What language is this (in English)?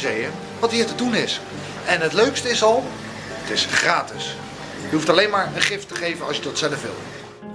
Dutch